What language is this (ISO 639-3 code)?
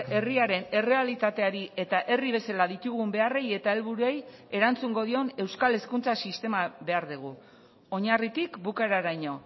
eus